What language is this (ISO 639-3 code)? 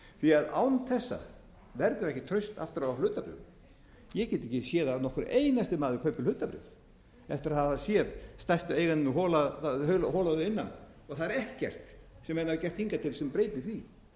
isl